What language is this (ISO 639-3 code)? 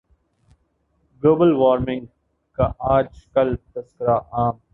urd